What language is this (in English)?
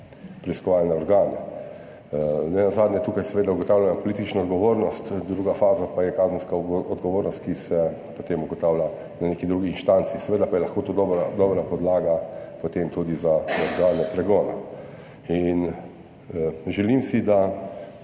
Slovenian